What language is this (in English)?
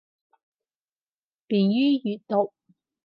Cantonese